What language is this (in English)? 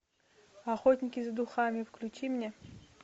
Russian